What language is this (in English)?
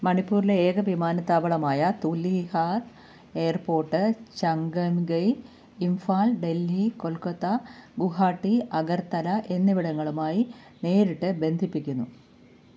Malayalam